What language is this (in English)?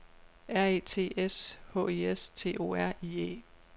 Danish